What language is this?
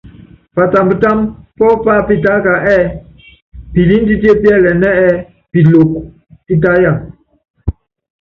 Yangben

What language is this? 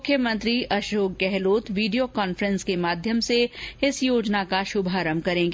Hindi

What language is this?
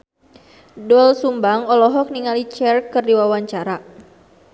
Sundanese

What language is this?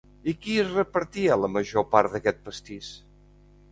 Catalan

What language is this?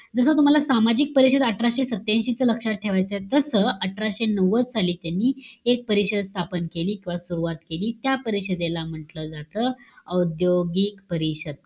Marathi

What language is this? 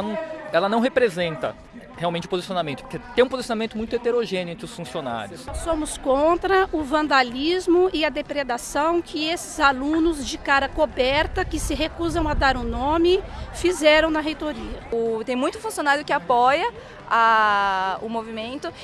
Portuguese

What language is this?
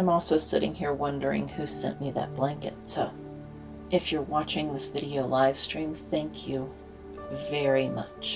English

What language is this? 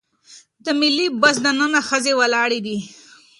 Pashto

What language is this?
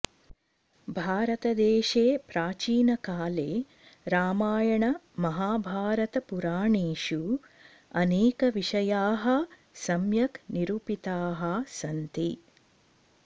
Sanskrit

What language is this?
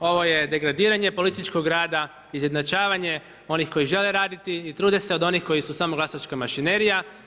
Croatian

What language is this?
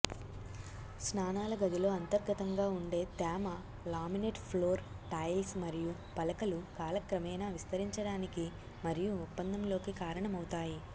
Telugu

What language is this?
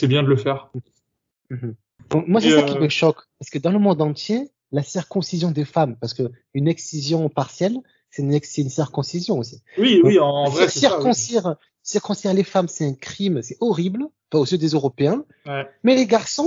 French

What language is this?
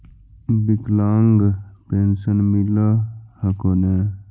Magahi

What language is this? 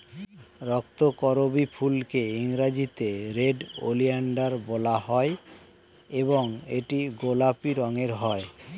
Bangla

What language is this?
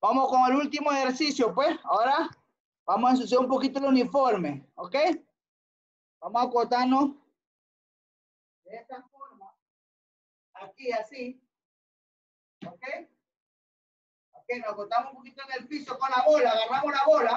Spanish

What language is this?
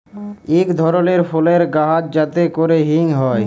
Bangla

